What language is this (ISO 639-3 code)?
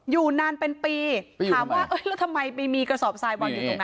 tha